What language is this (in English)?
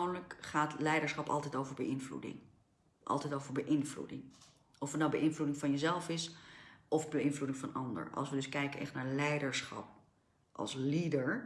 Dutch